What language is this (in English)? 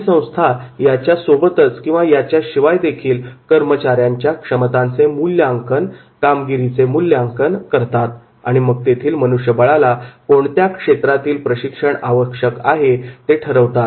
Marathi